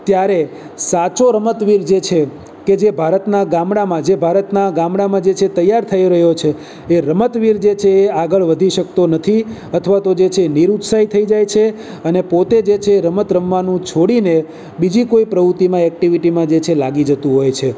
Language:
Gujarati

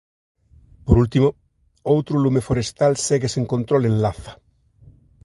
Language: Galician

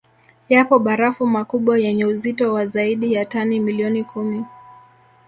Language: Swahili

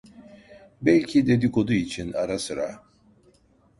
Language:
Turkish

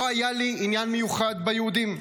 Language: Hebrew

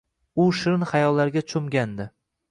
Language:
Uzbek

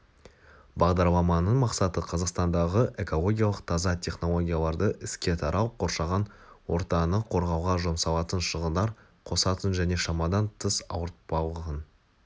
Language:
Kazakh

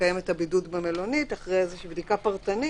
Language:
Hebrew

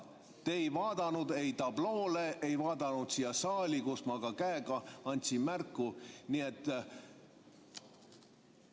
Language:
Estonian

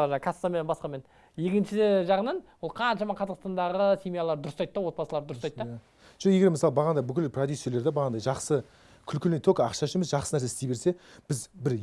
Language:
Turkish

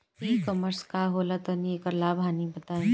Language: Bhojpuri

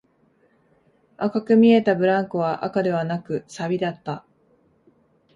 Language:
Japanese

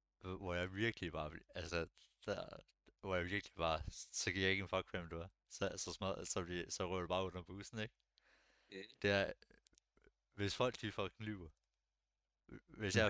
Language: Danish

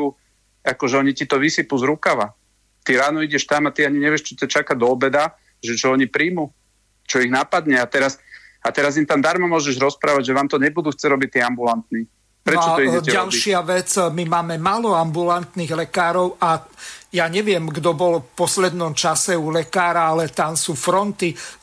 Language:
Slovak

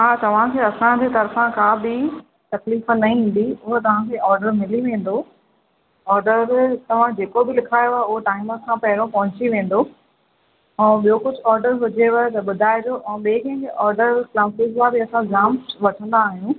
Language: Sindhi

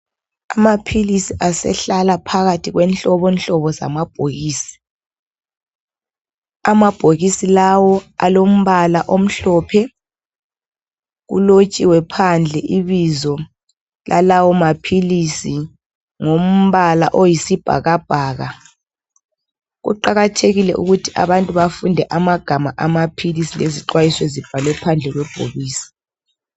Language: North Ndebele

